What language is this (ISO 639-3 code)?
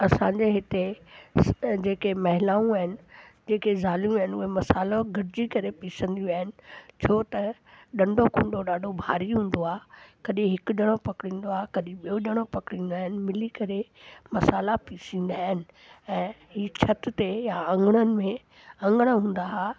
snd